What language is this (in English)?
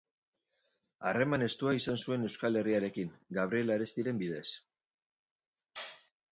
Basque